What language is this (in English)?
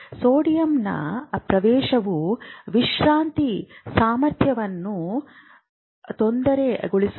Kannada